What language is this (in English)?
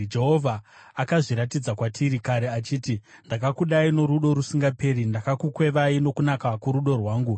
Shona